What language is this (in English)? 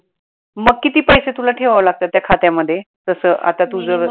Marathi